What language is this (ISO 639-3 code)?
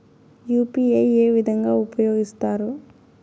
tel